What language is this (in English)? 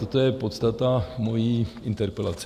Czech